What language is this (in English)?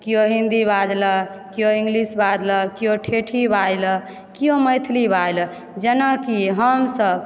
Maithili